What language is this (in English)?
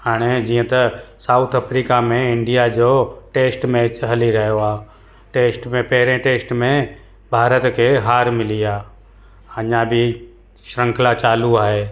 Sindhi